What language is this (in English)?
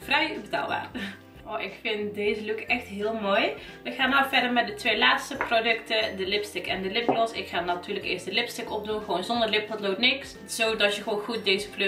Dutch